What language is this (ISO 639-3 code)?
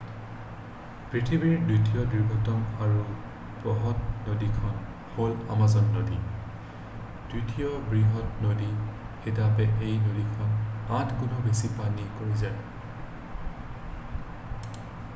asm